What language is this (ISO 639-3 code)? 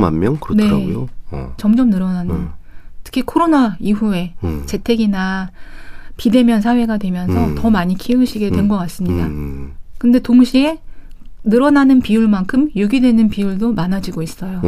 kor